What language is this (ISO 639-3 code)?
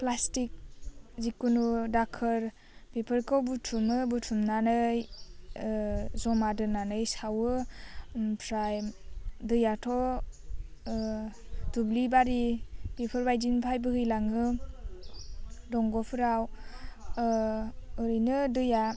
brx